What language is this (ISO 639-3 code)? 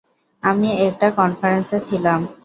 ben